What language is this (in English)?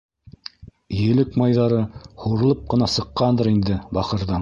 Bashkir